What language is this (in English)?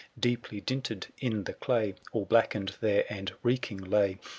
English